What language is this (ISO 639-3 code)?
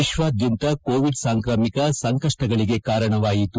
kan